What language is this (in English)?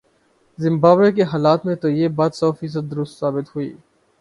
Urdu